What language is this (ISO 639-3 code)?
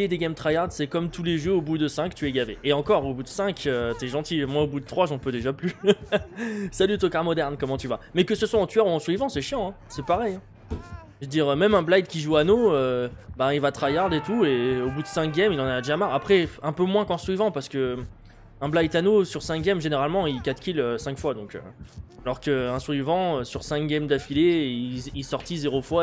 fra